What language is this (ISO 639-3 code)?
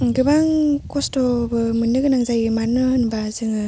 brx